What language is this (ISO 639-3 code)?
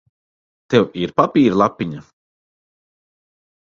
lav